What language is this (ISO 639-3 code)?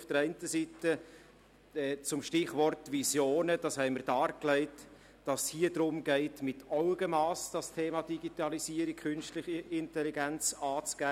gsw